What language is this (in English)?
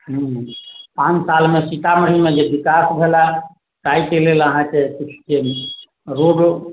Maithili